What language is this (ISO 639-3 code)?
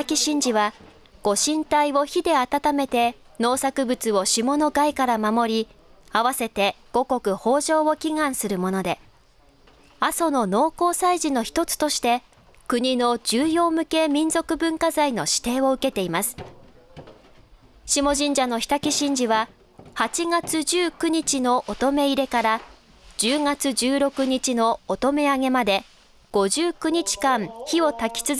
jpn